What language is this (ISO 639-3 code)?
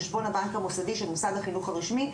heb